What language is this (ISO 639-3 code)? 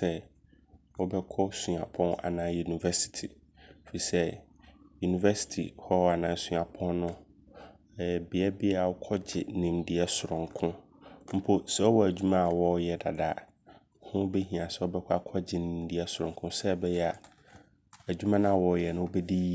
abr